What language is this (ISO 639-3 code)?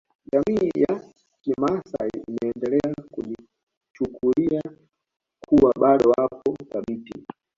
swa